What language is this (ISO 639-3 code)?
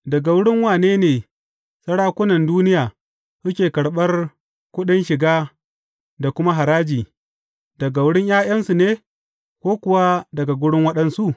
hau